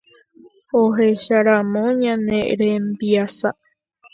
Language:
Guarani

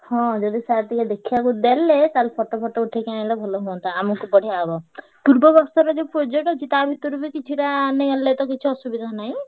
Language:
Odia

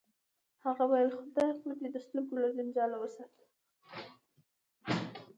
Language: Pashto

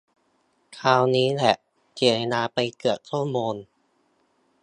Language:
Thai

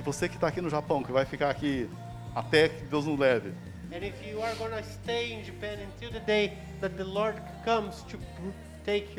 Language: Portuguese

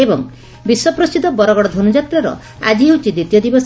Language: Odia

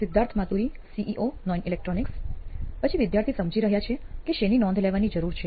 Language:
Gujarati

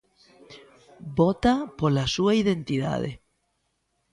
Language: Galician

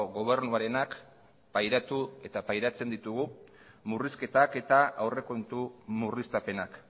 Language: Basque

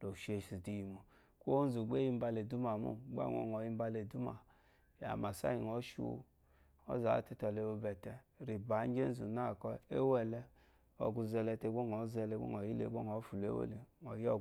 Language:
Eloyi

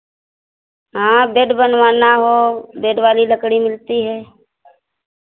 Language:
Hindi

